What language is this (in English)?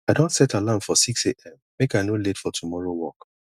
Nigerian Pidgin